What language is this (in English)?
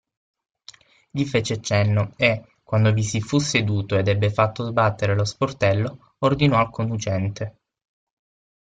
Italian